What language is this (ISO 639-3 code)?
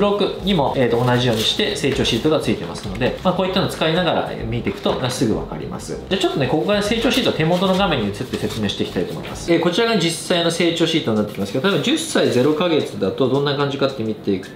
jpn